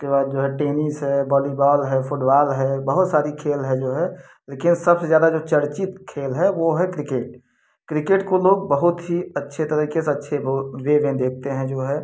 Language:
Hindi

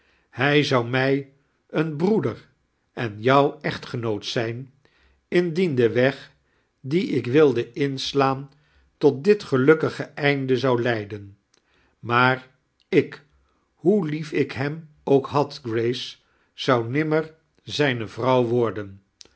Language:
Dutch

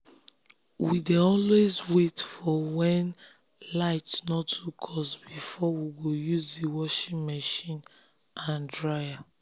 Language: Nigerian Pidgin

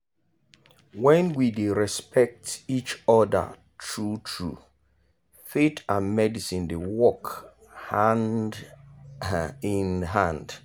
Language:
Nigerian Pidgin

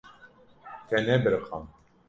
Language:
Kurdish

